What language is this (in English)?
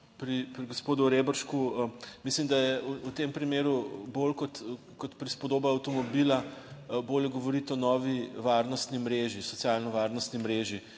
Slovenian